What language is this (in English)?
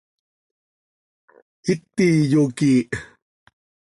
Seri